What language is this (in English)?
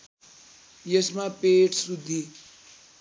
Nepali